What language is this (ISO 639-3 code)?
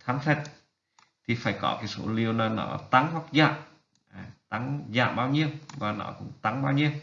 vie